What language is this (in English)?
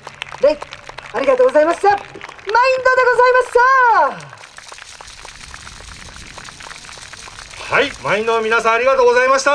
Japanese